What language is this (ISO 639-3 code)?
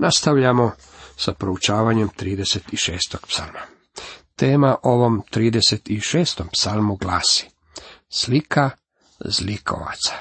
hrv